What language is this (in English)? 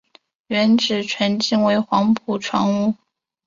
Chinese